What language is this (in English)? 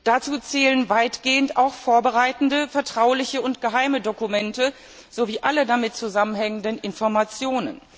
German